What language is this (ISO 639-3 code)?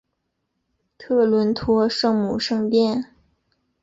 zho